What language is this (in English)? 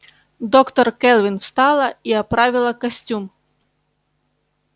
Russian